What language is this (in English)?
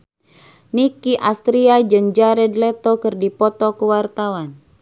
Sundanese